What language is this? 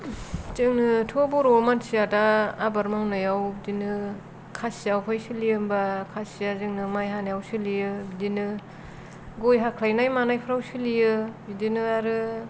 Bodo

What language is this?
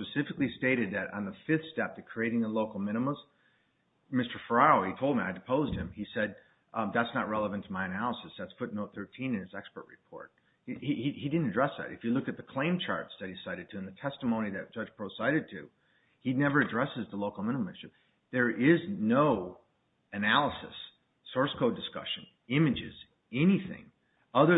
English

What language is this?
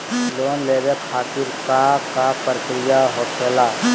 Magahi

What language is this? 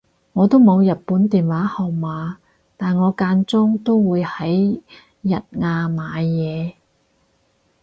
Cantonese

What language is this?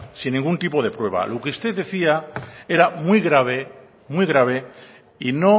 Spanish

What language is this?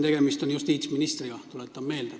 Estonian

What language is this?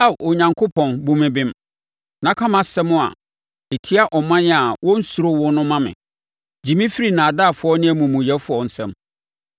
Akan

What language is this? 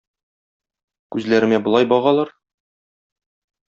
Tatar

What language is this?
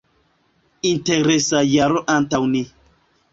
Esperanto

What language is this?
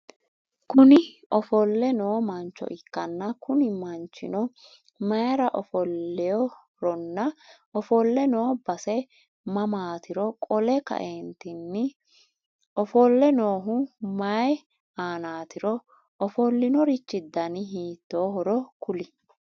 Sidamo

